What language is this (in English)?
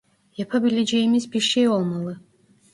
Turkish